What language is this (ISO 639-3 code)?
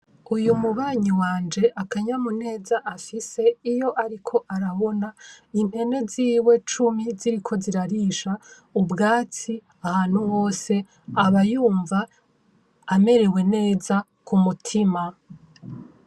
run